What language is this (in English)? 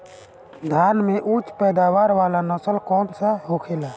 Bhojpuri